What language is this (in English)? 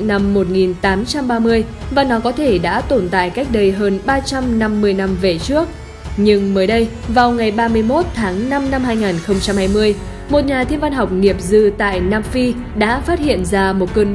Vietnamese